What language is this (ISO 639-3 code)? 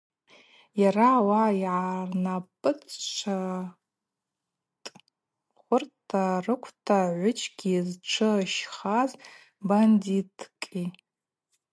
abq